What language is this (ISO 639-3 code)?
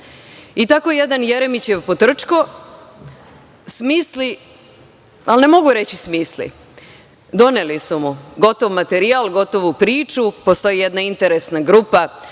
srp